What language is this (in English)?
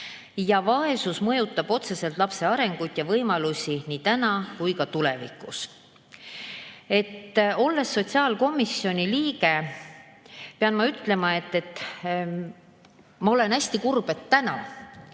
Estonian